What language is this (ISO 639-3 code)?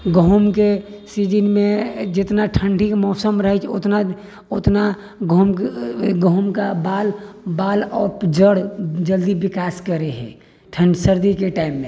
mai